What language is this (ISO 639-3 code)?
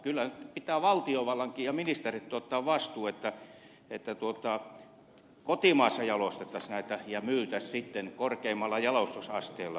fin